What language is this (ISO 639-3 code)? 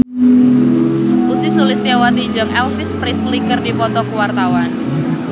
sun